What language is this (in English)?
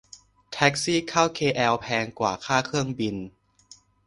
Thai